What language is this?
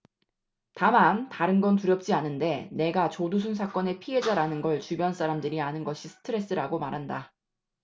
Korean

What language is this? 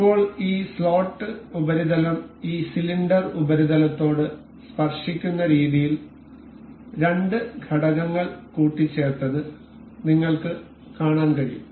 Malayalam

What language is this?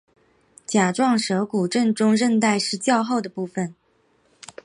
Chinese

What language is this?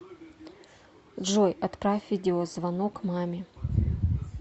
Russian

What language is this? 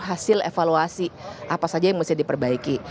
Indonesian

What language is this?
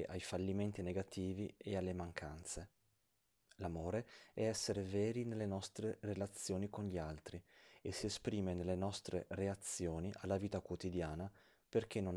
Italian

